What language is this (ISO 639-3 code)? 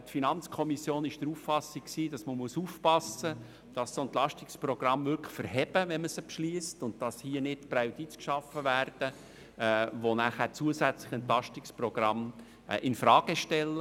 gsw